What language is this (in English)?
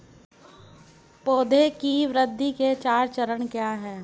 Hindi